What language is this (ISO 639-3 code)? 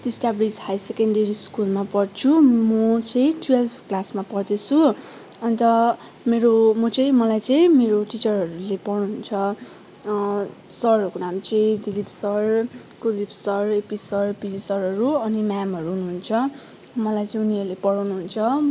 nep